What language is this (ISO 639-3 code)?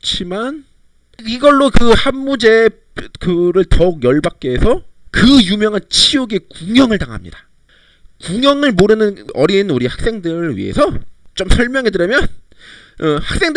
kor